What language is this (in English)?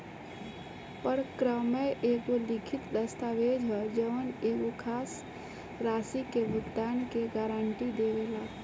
Bhojpuri